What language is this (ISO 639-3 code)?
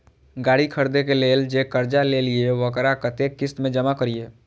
mai